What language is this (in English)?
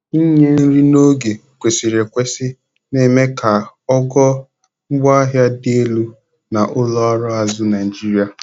Igbo